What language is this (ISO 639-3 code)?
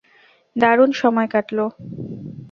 ben